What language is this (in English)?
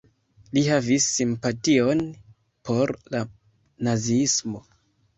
Esperanto